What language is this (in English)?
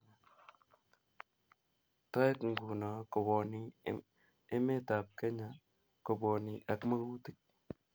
Kalenjin